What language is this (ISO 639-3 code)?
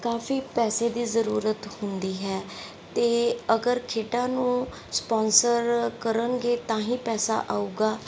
pan